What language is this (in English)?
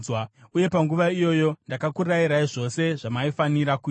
Shona